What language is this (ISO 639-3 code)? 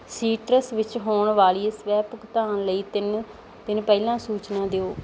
pan